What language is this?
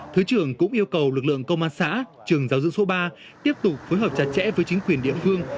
Vietnamese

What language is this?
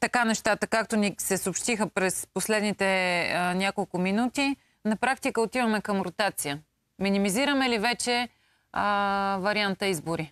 Bulgarian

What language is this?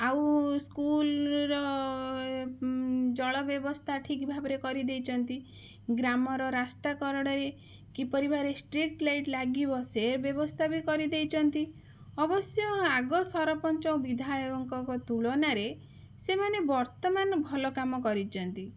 Odia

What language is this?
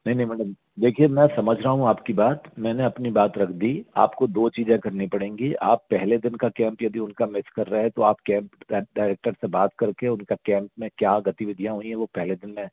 Hindi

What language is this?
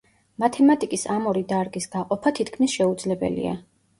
Georgian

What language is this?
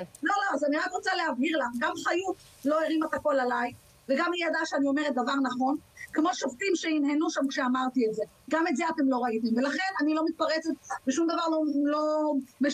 Hebrew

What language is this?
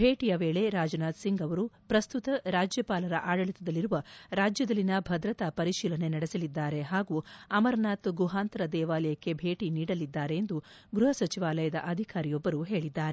Kannada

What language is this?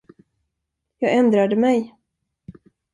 Swedish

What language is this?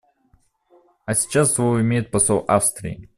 Russian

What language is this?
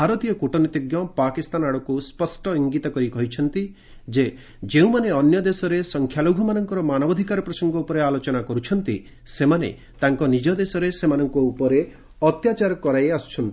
Odia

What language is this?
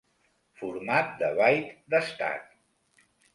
Catalan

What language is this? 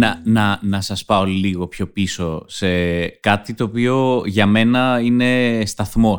Greek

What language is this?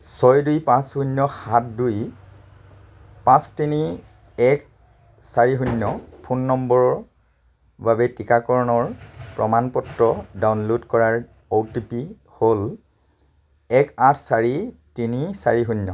Assamese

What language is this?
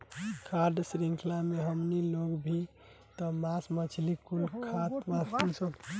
Bhojpuri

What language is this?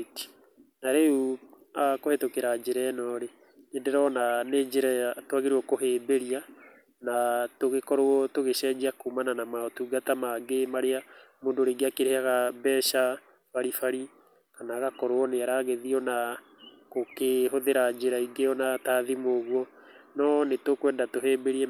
Kikuyu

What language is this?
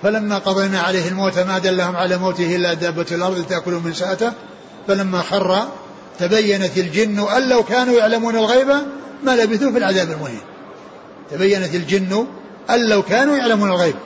Arabic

